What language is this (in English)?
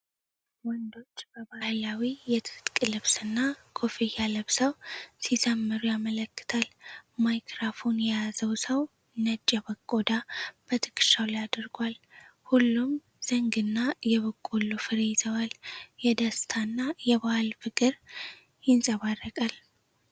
Amharic